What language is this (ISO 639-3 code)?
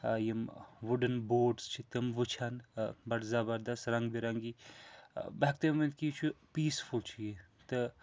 kas